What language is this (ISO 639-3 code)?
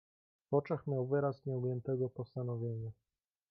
pol